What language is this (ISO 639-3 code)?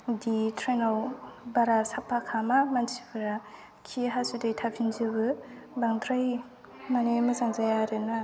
brx